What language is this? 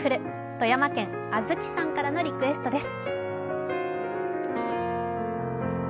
Japanese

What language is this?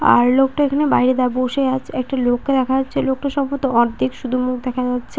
Bangla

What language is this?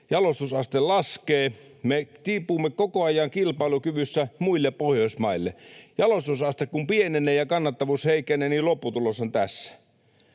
Finnish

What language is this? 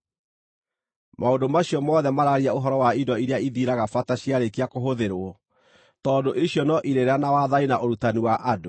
Kikuyu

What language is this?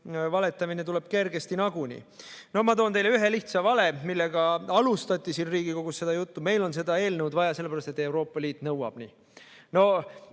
Estonian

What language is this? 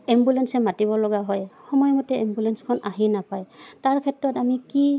Assamese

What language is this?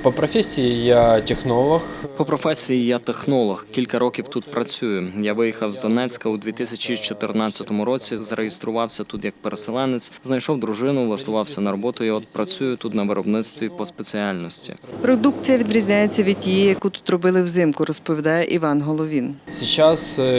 Ukrainian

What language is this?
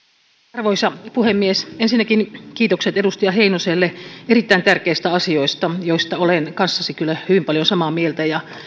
Finnish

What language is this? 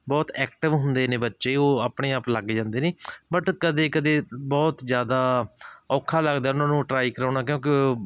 Punjabi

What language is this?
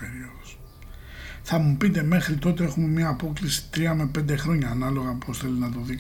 Greek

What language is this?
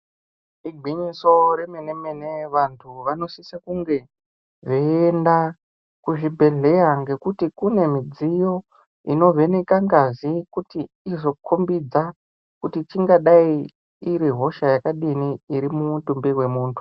Ndau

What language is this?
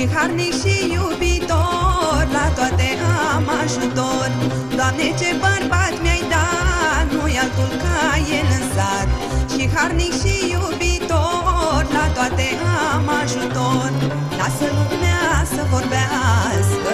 Romanian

